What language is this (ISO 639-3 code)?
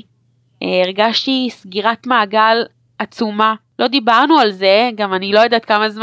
heb